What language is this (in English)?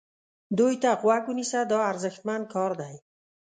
Pashto